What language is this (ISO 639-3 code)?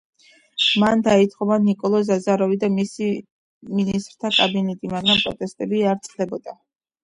kat